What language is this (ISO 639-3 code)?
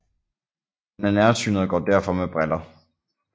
dan